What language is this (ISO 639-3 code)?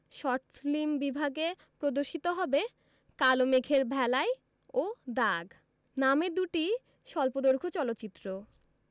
ben